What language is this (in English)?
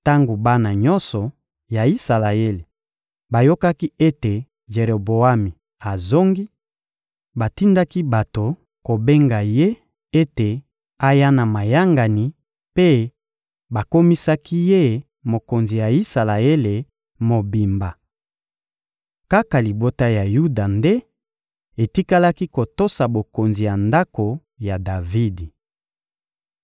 Lingala